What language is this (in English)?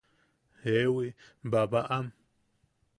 Yaqui